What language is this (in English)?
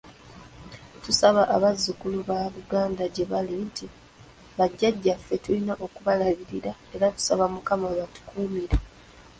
Ganda